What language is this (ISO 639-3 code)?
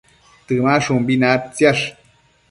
mcf